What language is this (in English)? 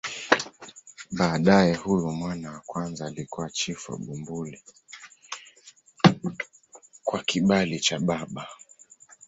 Swahili